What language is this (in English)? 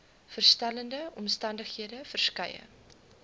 Afrikaans